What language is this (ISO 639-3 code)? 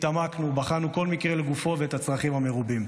heb